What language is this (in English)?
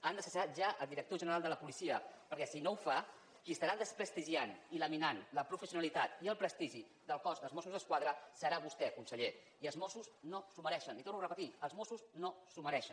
Catalan